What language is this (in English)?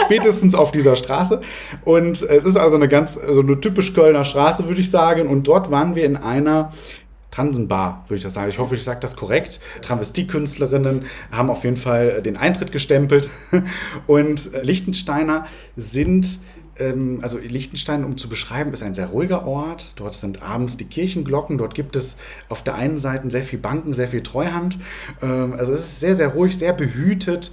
German